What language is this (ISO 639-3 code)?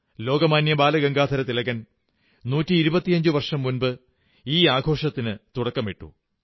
mal